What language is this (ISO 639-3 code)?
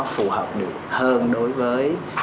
vie